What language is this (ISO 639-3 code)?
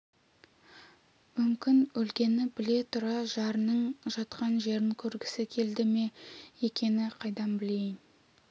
kaz